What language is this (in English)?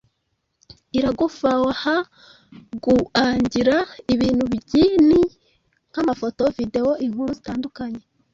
Kinyarwanda